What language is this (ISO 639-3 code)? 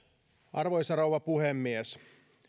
fin